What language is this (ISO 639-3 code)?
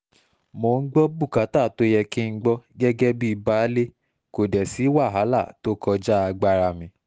yor